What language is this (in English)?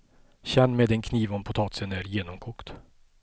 Swedish